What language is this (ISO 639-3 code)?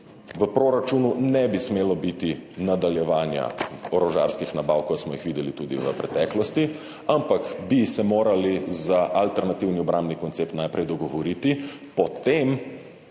slv